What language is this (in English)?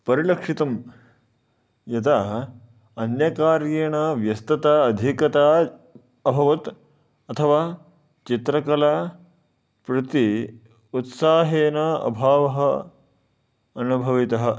Sanskrit